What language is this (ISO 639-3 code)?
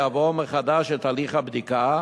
heb